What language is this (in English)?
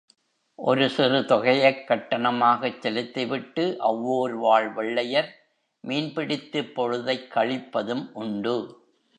Tamil